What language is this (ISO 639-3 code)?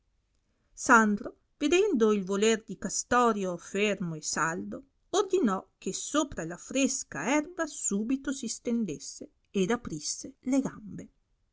ita